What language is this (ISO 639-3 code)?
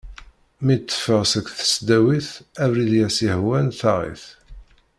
kab